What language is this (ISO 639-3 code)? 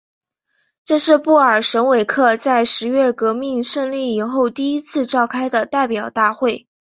zho